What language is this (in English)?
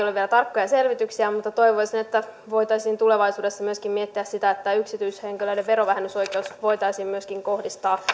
Finnish